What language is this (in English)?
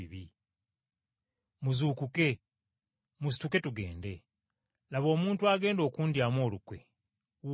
Ganda